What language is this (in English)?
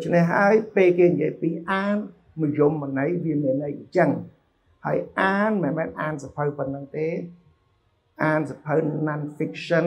Vietnamese